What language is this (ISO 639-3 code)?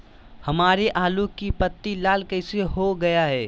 mag